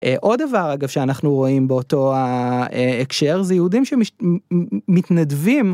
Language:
Hebrew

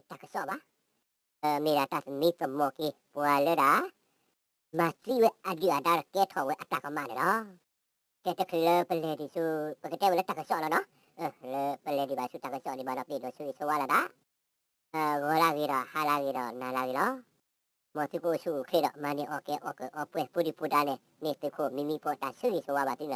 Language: Thai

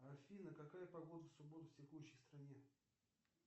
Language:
Russian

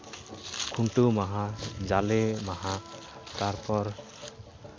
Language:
Santali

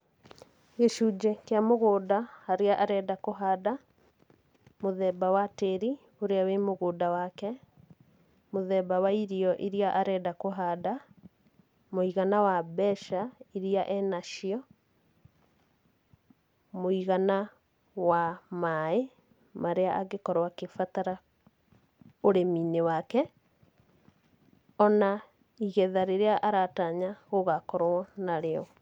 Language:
Kikuyu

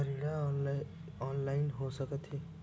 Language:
Chhattisgarhi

